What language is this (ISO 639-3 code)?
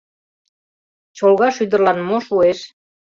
chm